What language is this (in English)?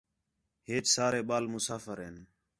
Khetrani